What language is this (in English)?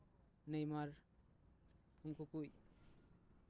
Santali